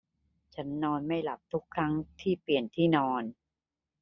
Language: Thai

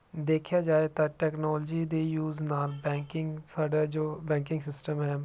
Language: Punjabi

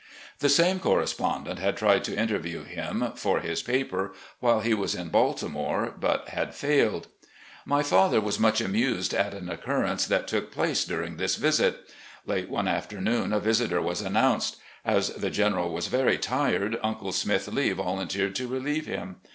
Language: English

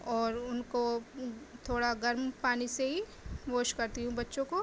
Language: Urdu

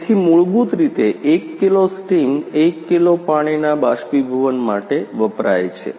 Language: Gujarati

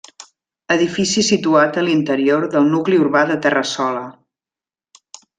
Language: Catalan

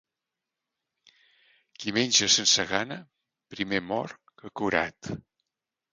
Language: Catalan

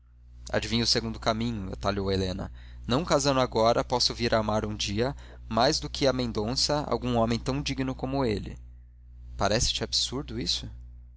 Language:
Portuguese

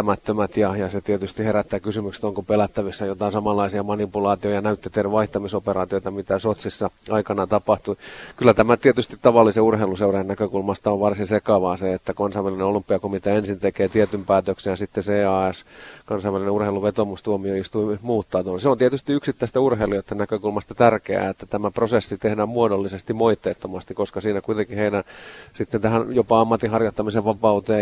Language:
Finnish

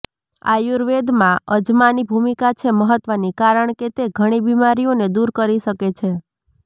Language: Gujarati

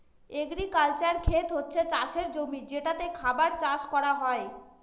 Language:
Bangla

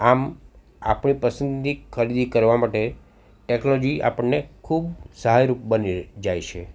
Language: Gujarati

